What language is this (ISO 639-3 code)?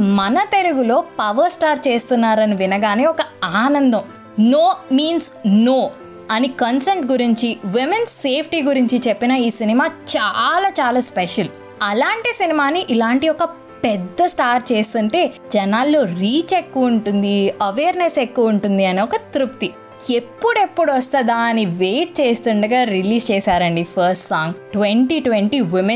tel